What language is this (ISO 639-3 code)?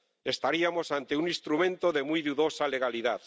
spa